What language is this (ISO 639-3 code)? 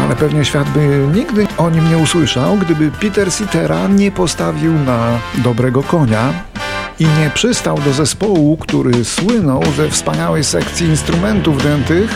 pol